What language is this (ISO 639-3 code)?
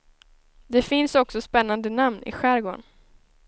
swe